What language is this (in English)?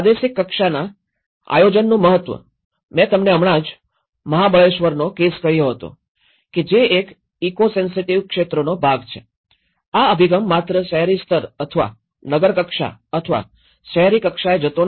Gujarati